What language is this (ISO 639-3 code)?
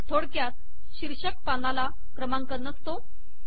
mar